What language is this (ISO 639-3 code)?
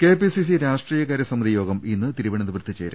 mal